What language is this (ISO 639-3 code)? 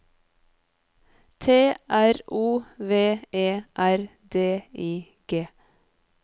nor